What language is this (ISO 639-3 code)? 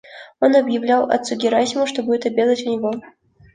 rus